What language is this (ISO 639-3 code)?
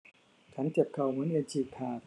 tha